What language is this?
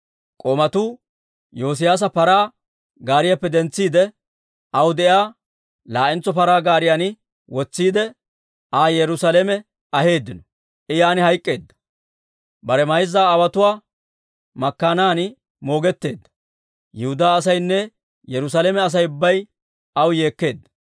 Dawro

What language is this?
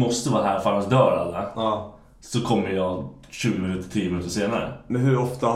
Swedish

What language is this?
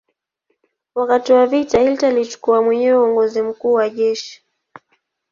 Swahili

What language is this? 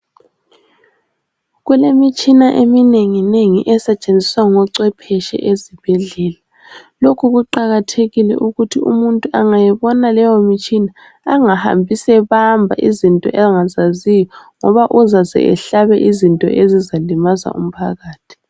North Ndebele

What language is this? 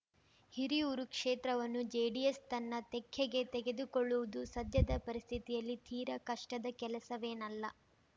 Kannada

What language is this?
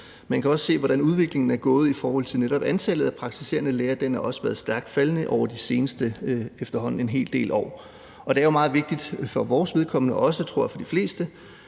Danish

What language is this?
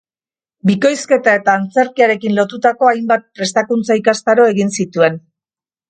Basque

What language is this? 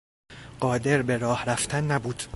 Persian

